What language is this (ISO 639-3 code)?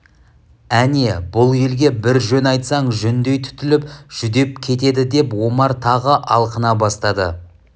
kaz